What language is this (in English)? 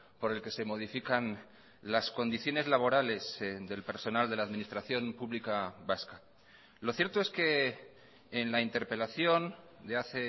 Spanish